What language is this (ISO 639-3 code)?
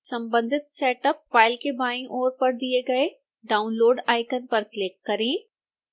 hin